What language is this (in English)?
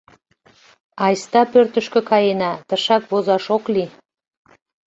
Mari